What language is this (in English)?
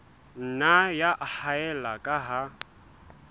Southern Sotho